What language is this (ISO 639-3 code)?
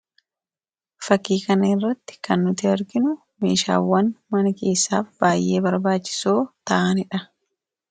orm